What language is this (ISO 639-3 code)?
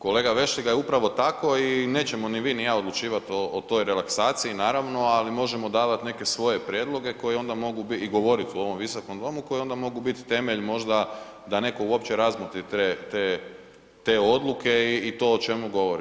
hrv